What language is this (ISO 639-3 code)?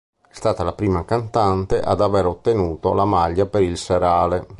ita